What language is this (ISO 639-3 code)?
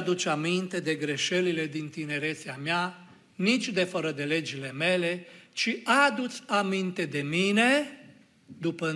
ron